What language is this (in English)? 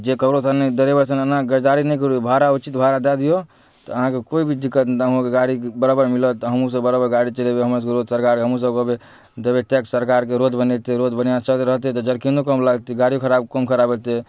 Maithili